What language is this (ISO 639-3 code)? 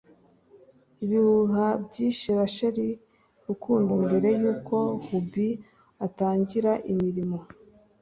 kin